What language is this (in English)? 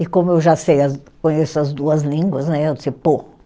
Portuguese